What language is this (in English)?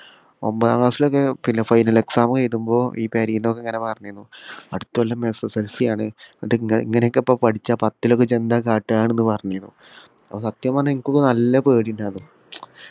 Malayalam